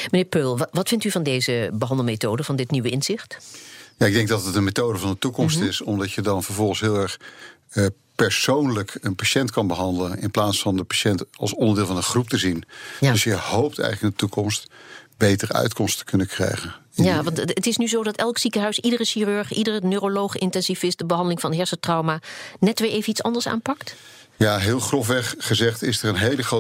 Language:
Dutch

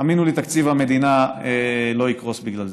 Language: Hebrew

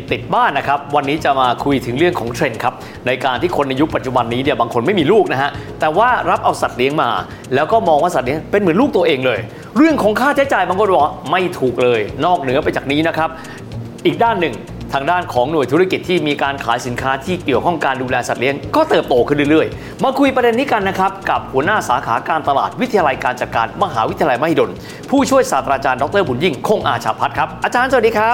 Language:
Thai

